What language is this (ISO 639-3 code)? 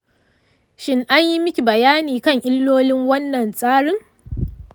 hau